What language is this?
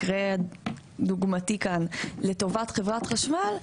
Hebrew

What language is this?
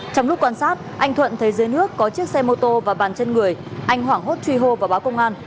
Vietnamese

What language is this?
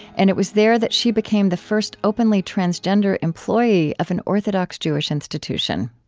English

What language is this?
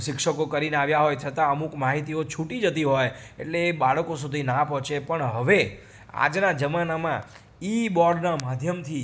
Gujarati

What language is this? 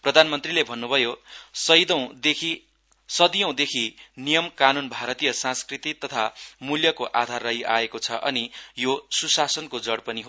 Nepali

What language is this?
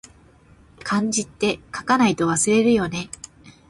Japanese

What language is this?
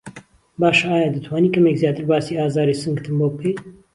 Central Kurdish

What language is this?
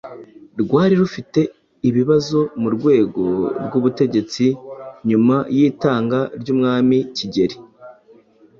Kinyarwanda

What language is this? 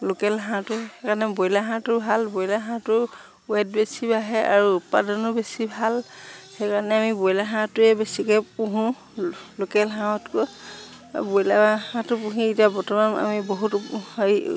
Assamese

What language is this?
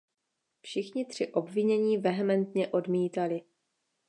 Czech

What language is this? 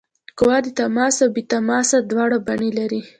Pashto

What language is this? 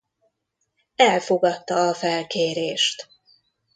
Hungarian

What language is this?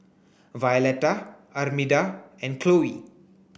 English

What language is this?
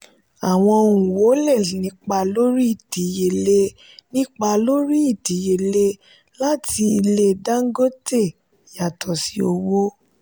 Yoruba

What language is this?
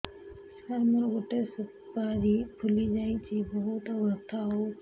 Odia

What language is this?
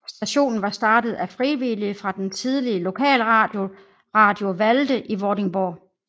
Danish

